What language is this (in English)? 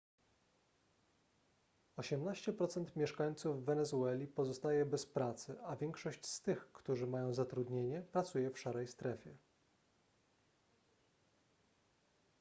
Polish